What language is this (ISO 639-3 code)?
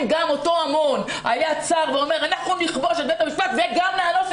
heb